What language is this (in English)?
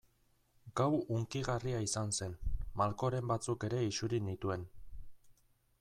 Basque